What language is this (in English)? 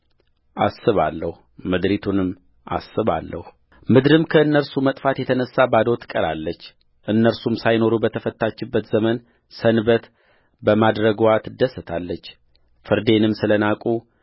Amharic